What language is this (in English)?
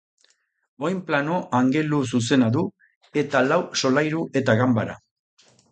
Basque